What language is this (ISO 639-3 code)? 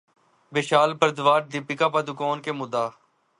urd